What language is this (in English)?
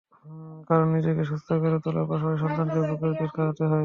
Bangla